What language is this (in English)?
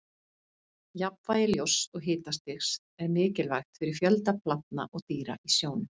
Icelandic